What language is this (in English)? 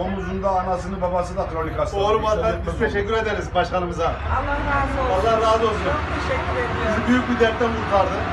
Turkish